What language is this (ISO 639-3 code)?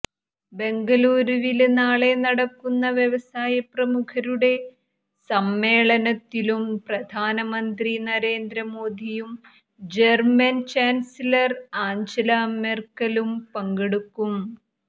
mal